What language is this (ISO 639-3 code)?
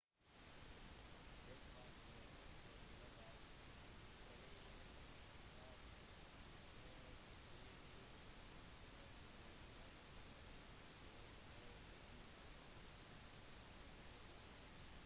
nob